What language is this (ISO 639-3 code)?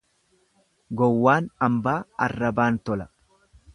orm